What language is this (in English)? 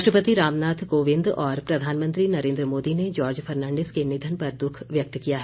Hindi